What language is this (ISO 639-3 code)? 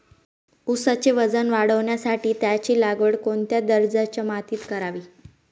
mar